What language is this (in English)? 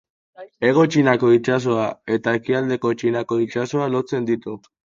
Basque